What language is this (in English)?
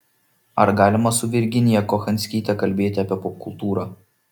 Lithuanian